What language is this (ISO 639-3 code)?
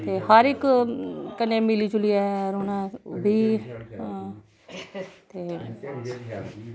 doi